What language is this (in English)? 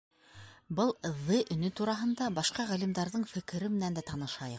Bashkir